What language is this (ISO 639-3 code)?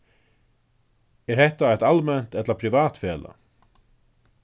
fao